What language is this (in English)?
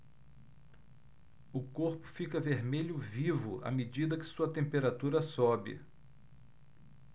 Portuguese